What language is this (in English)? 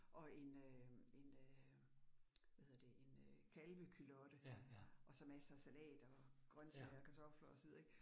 Danish